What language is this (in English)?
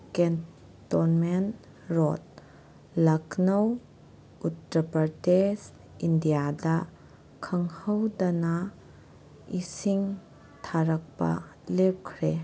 Manipuri